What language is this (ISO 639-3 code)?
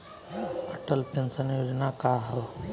bho